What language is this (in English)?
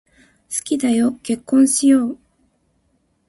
Japanese